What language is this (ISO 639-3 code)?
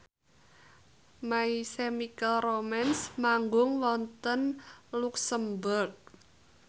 jav